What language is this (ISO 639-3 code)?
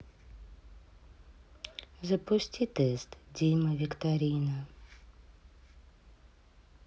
rus